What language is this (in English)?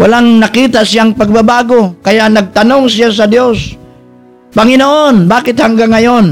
Filipino